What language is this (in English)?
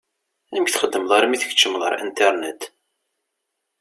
Kabyle